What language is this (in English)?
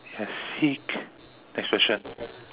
English